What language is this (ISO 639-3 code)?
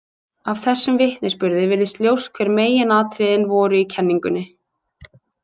isl